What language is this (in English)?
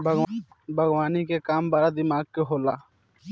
Bhojpuri